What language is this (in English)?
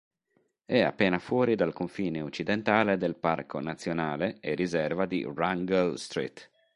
Italian